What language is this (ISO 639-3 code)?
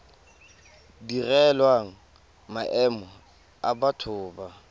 tsn